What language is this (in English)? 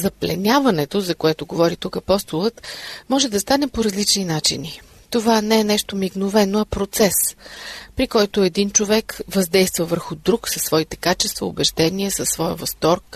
Bulgarian